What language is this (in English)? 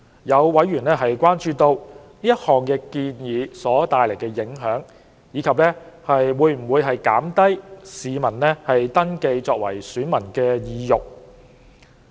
Cantonese